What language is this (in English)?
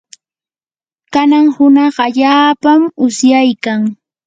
Yanahuanca Pasco Quechua